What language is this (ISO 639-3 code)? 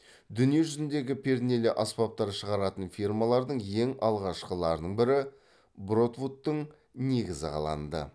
kaz